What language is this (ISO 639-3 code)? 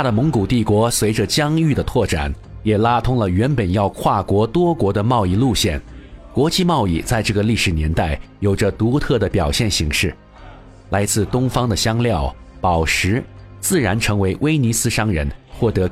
zho